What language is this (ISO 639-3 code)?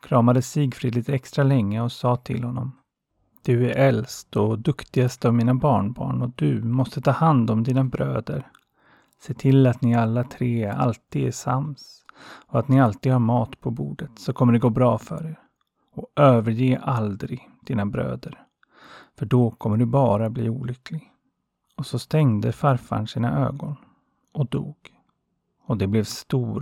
swe